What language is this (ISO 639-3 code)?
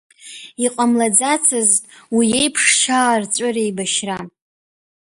abk